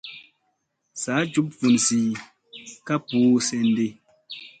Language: Musey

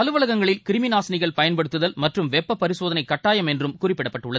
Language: Tamil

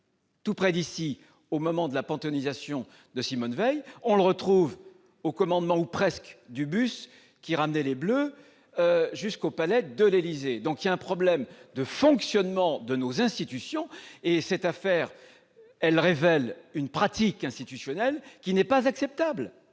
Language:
French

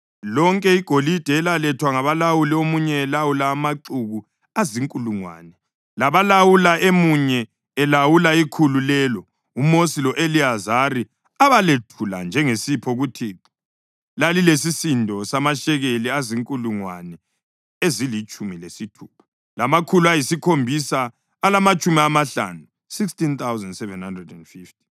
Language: North Ndebele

